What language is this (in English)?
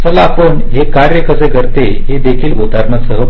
Marathi